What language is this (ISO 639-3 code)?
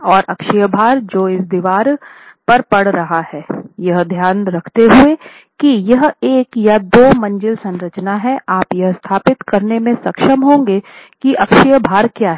hin